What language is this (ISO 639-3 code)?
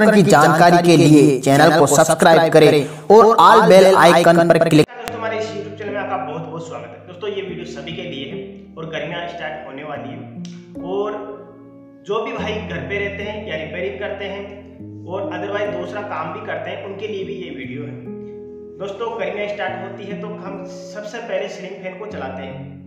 hin